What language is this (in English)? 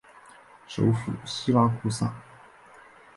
Chinese